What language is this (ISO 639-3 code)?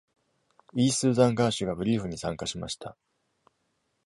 jpn